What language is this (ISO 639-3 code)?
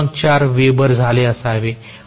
mar